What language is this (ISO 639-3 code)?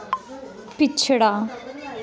doi